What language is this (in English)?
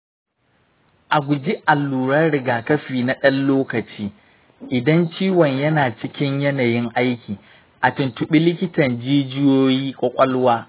Hausa